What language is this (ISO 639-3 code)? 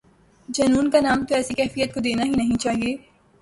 urd